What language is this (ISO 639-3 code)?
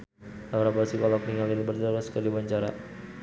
sun